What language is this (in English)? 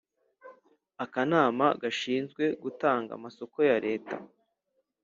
Kinyarwanda